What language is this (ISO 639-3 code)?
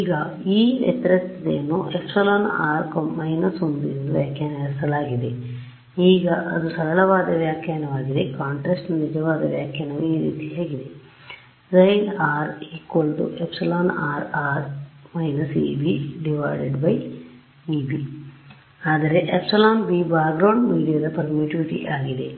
kan